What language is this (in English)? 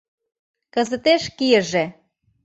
Mari